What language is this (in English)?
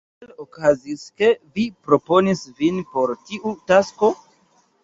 Esperanto